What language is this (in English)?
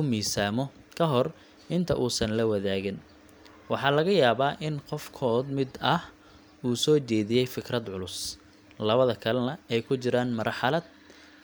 Somali